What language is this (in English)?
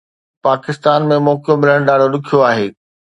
Sindhi